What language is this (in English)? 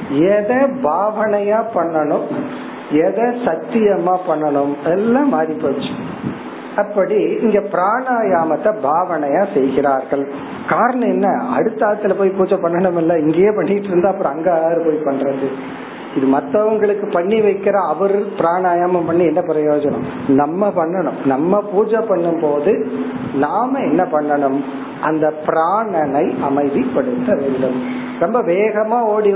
Tamil